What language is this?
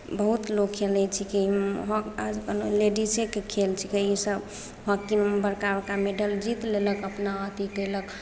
Maithili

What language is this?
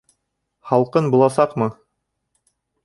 Bashkir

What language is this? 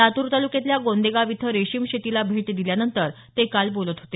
Marathi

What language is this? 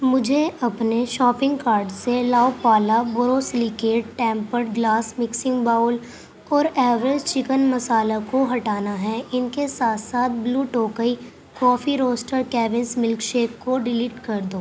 Urdu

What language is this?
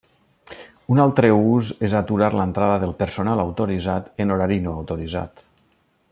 Catalan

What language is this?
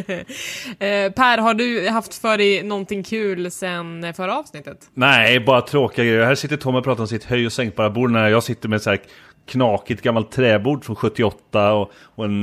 Swedish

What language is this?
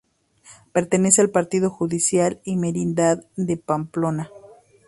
Spanish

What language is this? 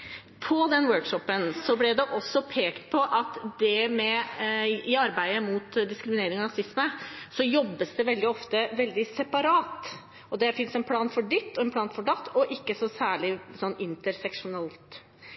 Norwegian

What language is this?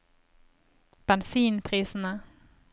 Norwegian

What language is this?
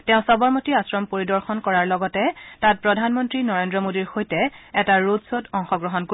Assamese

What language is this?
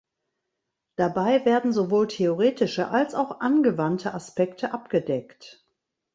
German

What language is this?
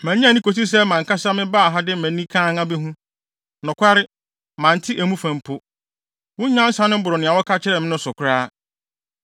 Akan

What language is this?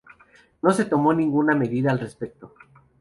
Spanish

